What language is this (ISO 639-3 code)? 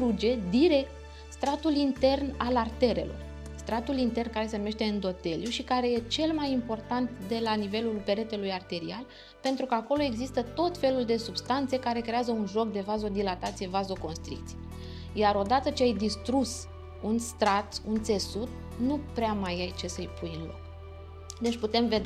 ron